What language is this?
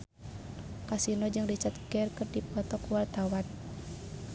Sundanese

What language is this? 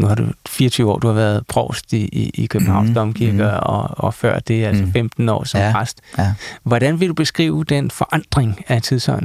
Danish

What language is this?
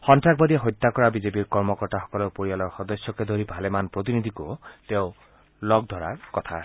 Assamese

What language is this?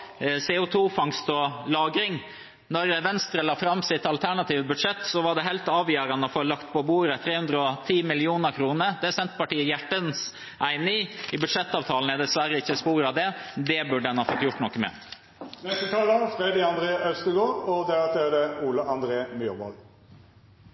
Norwegian Bokmål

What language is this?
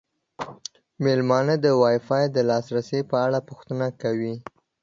Pashto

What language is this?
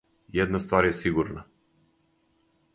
Serbian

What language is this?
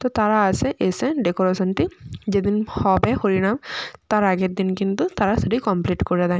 Bangla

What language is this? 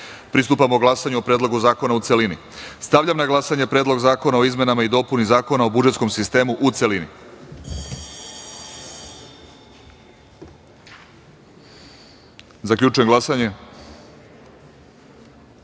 Serbian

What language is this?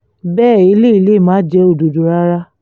Yoruba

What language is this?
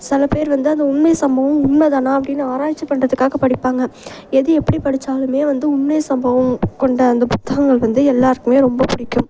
Tamil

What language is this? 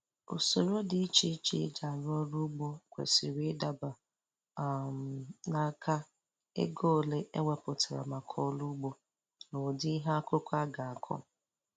Igbo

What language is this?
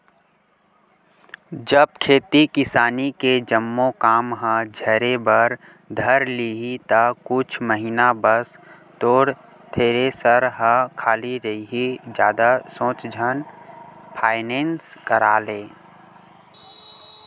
Chhattisgarhi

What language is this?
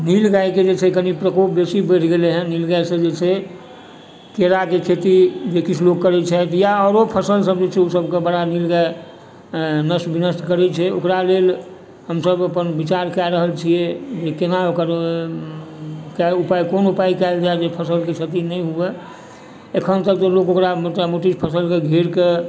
Maithili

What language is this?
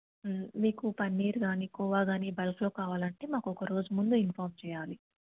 Telugu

